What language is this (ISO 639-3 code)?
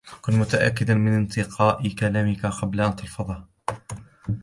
ara